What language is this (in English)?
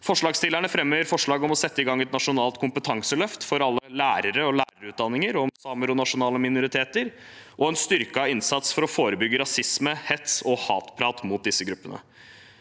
Norwegian